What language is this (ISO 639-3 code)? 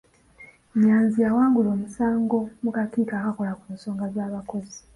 lug